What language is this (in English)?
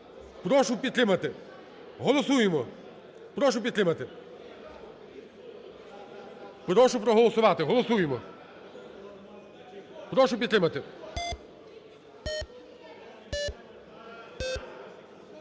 Ukrainian